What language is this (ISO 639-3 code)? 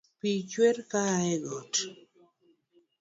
luo